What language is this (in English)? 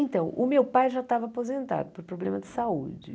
Portuguese